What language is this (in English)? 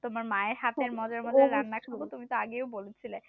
Bangla